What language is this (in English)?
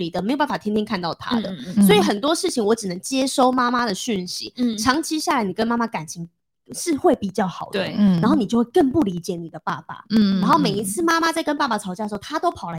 Chinese